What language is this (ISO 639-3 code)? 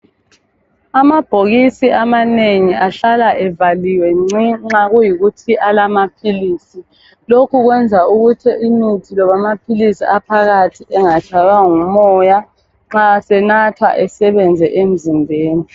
nde